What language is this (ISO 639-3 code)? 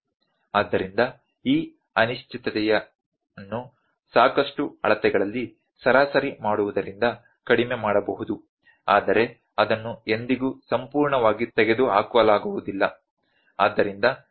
kan